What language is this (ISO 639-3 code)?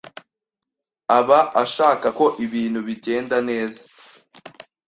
kin